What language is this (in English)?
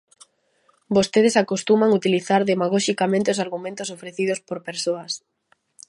Galician